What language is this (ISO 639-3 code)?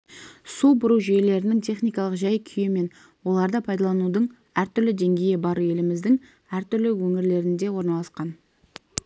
kaz